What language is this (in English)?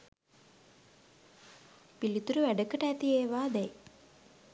Sinhala